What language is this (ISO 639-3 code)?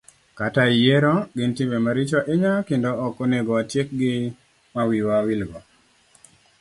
luo